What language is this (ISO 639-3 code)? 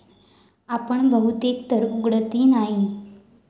mar